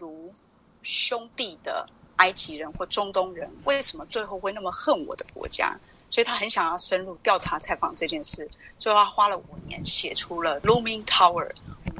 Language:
Chinese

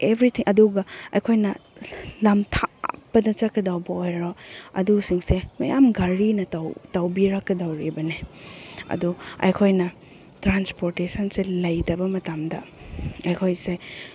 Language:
Manipuri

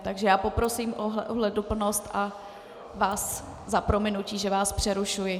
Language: Czech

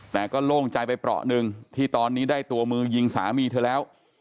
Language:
Thai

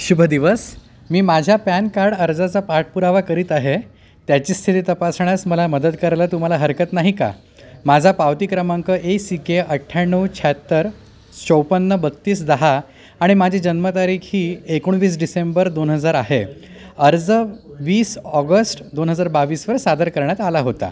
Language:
Marathi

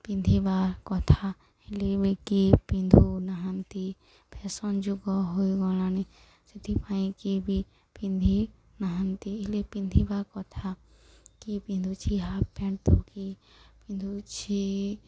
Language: Odia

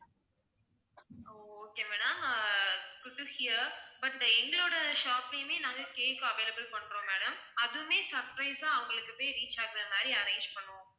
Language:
Tamil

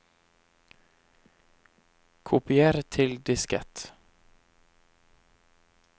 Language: Norwegian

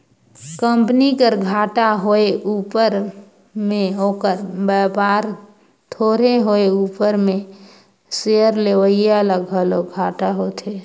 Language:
Chhattisgarhi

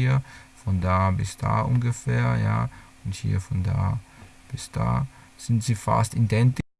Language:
German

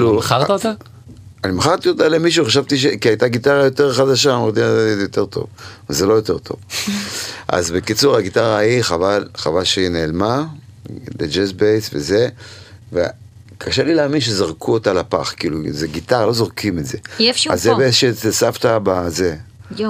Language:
Hebrew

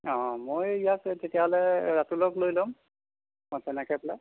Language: Assamese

